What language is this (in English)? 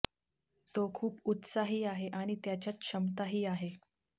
Marathi